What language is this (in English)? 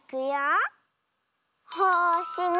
Japanese